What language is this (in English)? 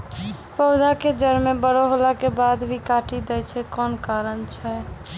Maithili